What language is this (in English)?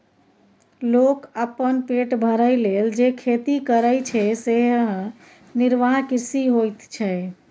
Maithili